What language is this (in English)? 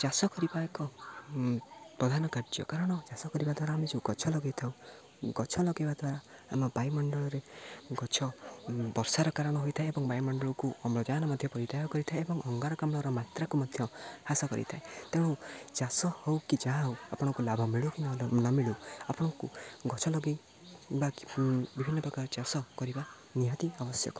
Odia